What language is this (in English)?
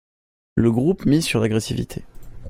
French